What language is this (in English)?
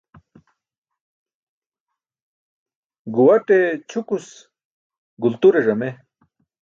Burushaski